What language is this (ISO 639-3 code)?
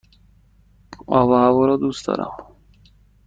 fas